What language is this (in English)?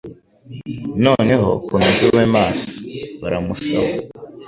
Kinyarwanda